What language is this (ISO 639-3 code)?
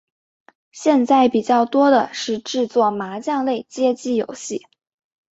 zho